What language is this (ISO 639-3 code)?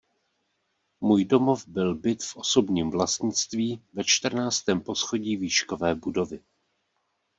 ces